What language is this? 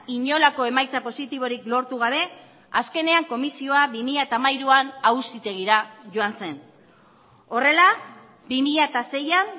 Basque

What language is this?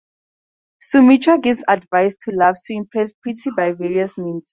English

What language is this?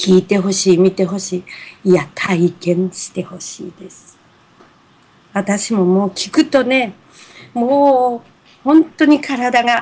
Japanese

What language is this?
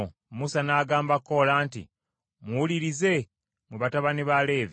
Ganda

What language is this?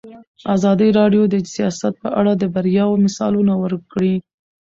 Pashto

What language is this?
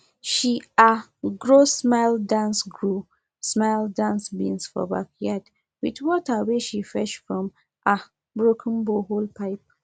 Nigerian Pidgin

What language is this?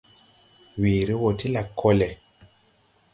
Tupuri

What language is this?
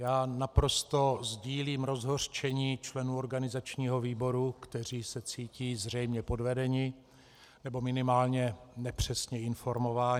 Czech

